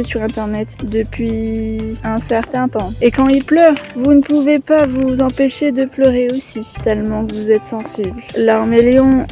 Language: French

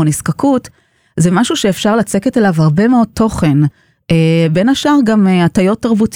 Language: Hebrew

